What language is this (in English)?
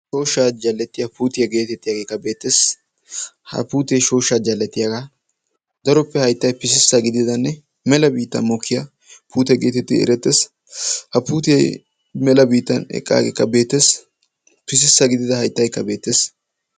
Wolaytta